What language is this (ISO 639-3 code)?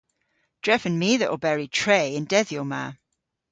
cor